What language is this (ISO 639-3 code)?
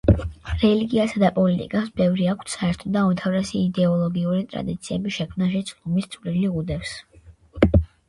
kat